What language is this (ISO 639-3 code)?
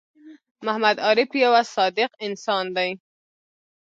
pus